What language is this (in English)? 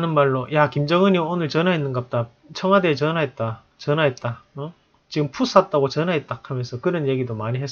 Korean